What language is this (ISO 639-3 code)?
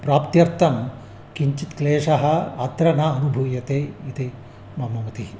san